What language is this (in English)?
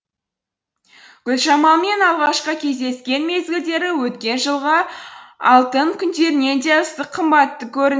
Kazakh